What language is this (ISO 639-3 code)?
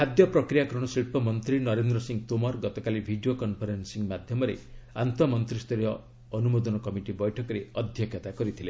ori